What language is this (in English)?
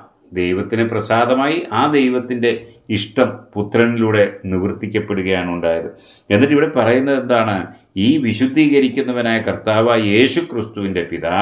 Romanian